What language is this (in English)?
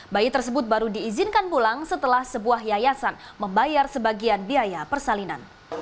Indonesian